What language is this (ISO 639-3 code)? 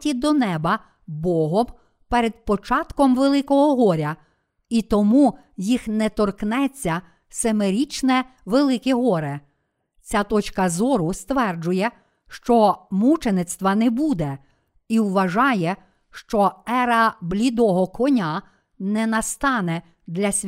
ukr